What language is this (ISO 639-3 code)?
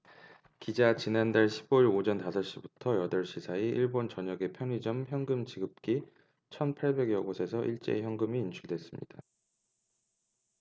kor